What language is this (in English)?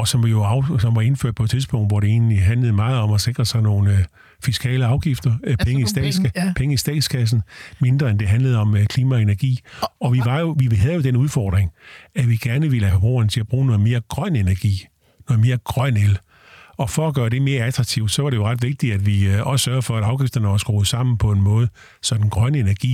Danish